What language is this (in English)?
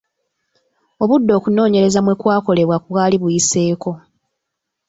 Ganda